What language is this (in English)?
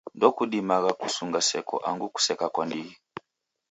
Taita